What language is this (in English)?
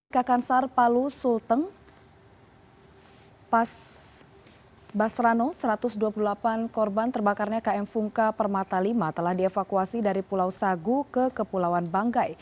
Indonesian